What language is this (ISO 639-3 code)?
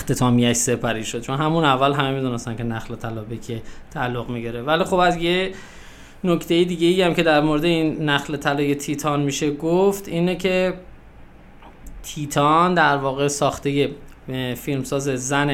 fas